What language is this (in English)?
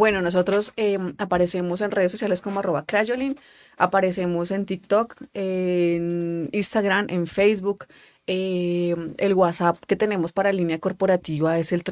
Spanish